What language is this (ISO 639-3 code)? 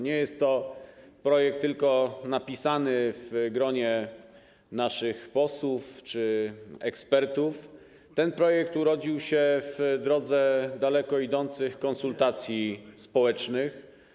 pol